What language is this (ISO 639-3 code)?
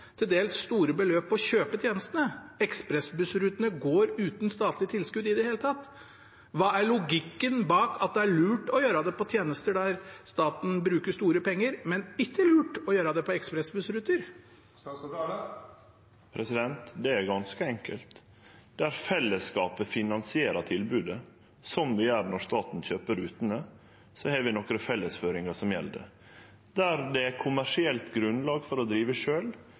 nor